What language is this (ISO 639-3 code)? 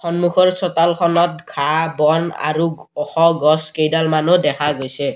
asm